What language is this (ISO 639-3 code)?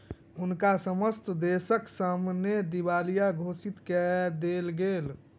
mai